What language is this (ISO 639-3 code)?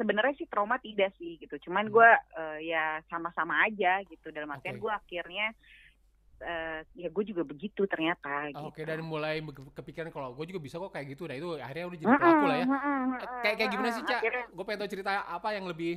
ind